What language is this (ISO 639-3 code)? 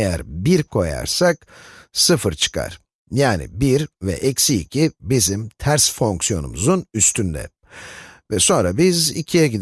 tur